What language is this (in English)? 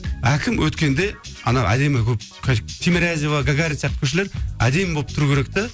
Kazakh